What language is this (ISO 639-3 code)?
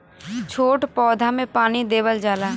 bho